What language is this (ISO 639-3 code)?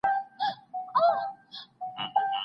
pus